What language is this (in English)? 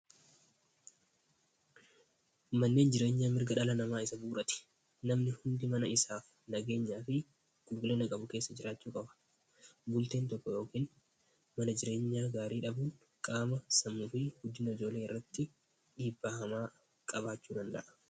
Oromo